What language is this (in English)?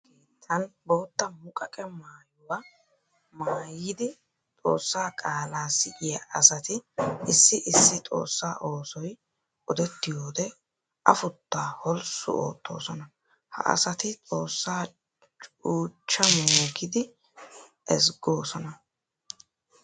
Wolaytta